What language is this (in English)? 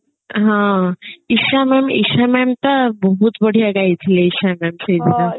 Odia